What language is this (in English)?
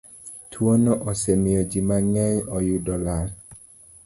Luo (Kenya and Tanzania)